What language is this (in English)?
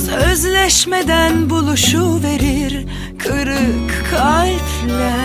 Turkish